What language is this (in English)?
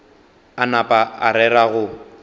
Northern Sotho